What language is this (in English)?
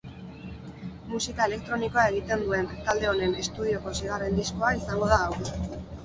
Basque